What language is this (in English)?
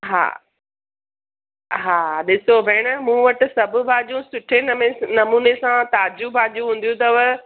Sindhi